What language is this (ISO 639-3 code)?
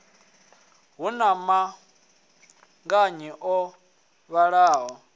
ven